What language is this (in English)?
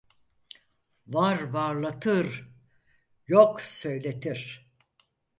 Turkish